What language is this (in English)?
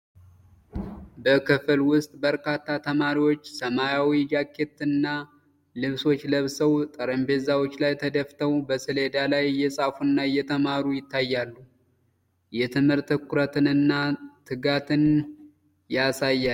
Amharic